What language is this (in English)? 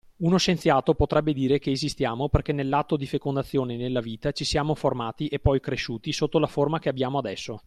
Italian